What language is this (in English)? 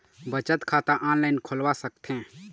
Chhattisgarhi